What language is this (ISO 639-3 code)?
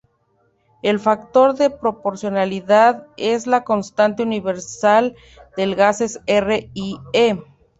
spa